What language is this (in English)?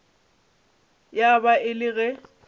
Northern Sotho